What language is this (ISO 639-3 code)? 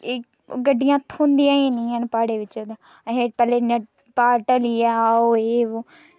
doi